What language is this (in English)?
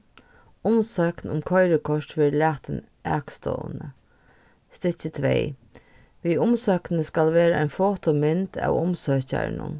Faroese